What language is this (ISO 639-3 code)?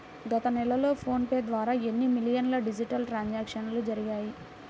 tel